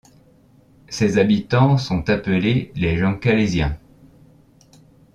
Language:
French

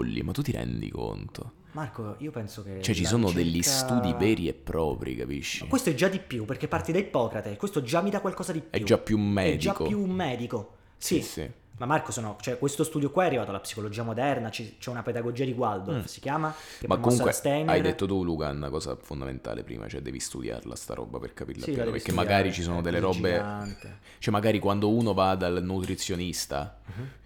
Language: Italian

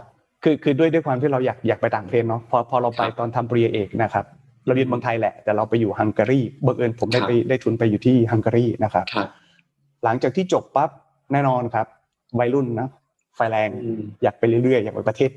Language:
Thai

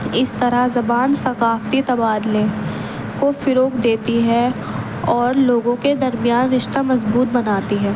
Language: Urdu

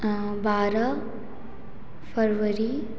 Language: Hindi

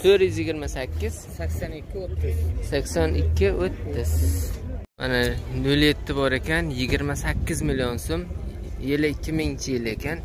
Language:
Turkish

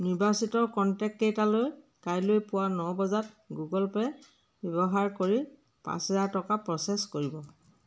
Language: Assamese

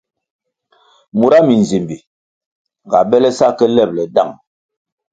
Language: Kwasio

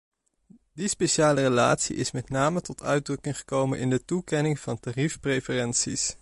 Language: Dutch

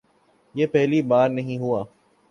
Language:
Urdu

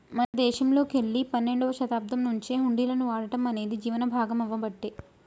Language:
Telugu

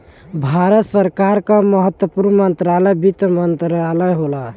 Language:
Bhojpuri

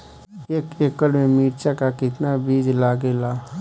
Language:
Bhojpuri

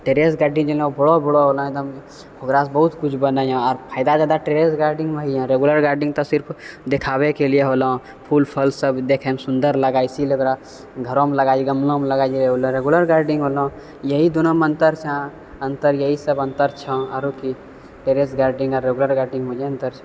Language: Maithili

